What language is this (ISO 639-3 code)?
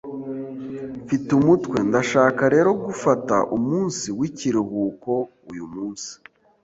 kin